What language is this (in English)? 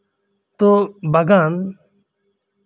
Santali